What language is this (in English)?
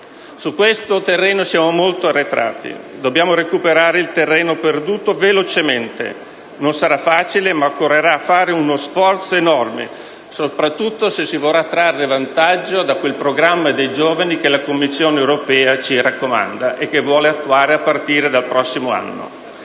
Italian